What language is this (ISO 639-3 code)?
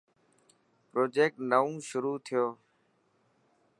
mki